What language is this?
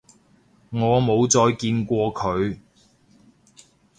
Cantonese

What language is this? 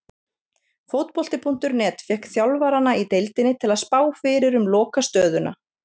Icelandic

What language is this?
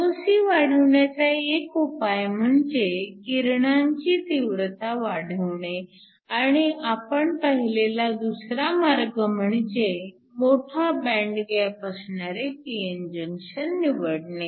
Marathi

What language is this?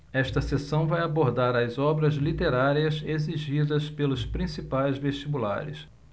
Portuguese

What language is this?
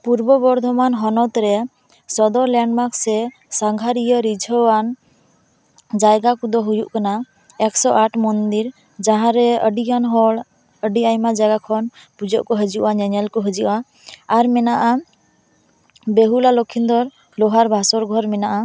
Santali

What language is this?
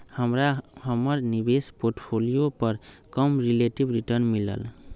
Magahi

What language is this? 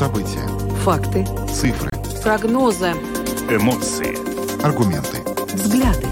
Russian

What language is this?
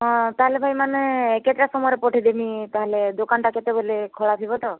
Odia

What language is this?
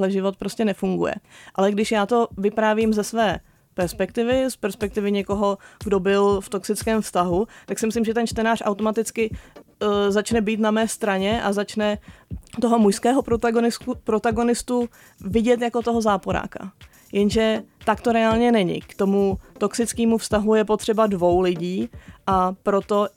Czech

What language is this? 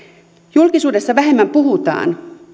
Finnish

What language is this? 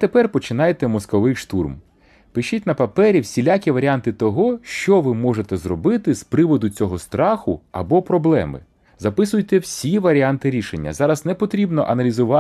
Ukrainian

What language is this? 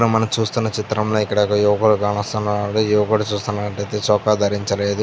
Telugu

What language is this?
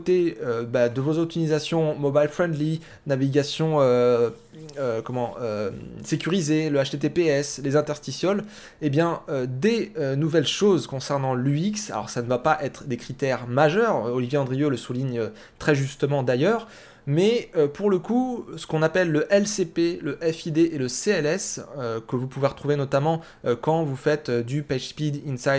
French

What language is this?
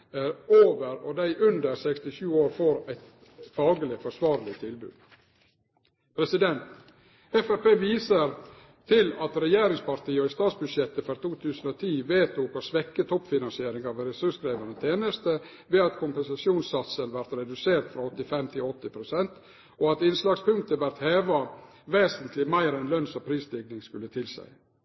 Norwegian Nynorsk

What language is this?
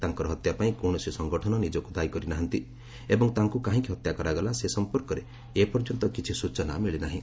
Odia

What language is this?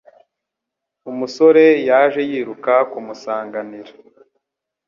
Kinyarwanda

